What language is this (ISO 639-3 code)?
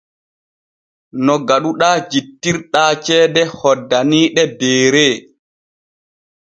fue